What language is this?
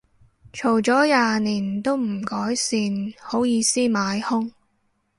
Cantonese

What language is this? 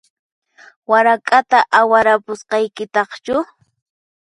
Puno Quechua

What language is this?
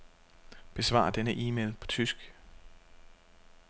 Danish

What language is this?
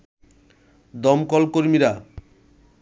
Bangla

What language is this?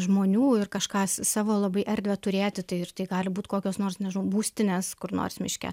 Lithuanian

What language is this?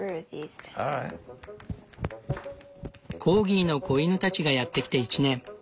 Japanese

